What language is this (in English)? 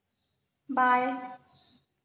Hindi